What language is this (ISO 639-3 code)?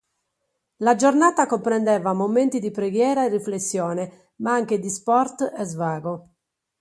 ita